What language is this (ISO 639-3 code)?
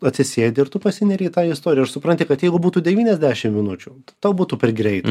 lit